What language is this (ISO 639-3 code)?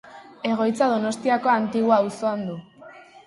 eus